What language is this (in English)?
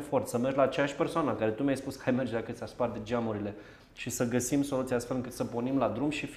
Romanian